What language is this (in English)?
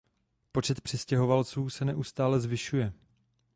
Czech